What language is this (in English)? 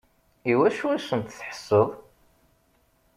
Kabyle